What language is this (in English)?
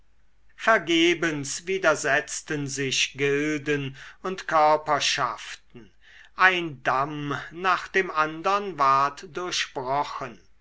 German